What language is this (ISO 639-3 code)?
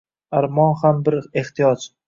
uzb